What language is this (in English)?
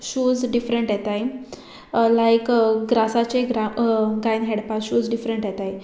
Konkani